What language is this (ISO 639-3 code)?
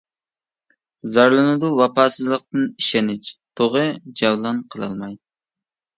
uig